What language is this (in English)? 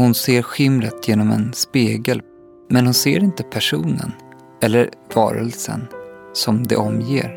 Swedish